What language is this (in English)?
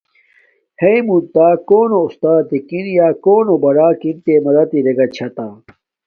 Domaaki